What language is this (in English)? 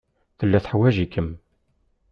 Kabyle